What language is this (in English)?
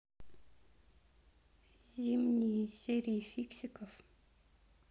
Russian